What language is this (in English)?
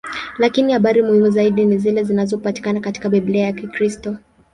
Swahili